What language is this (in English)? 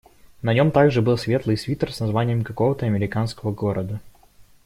Russian